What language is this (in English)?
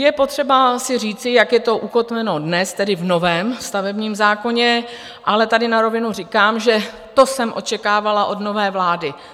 Czech